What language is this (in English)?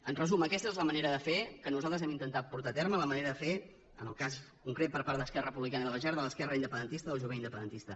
Catalan